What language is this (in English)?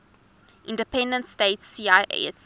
English